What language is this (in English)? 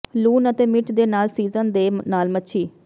Punjabi